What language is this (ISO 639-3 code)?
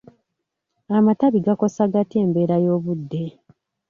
lug